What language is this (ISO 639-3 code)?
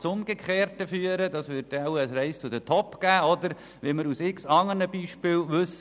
gsw